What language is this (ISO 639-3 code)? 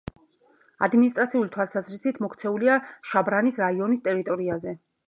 kat